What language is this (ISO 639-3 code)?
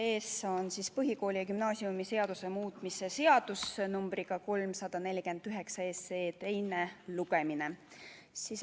est